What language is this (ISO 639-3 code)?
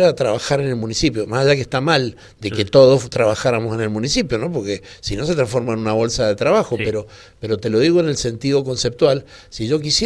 spa